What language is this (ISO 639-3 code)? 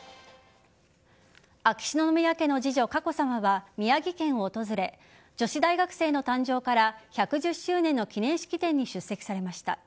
jpn